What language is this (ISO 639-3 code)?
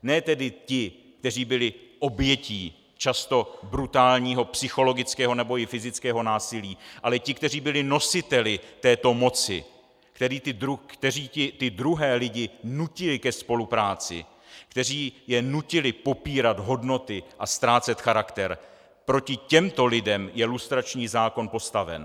ces